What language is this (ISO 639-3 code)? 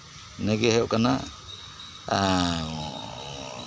sat